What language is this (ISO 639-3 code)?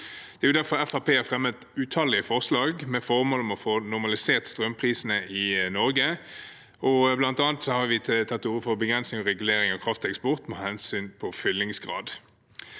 nor